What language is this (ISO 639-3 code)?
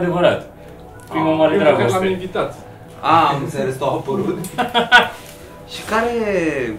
ron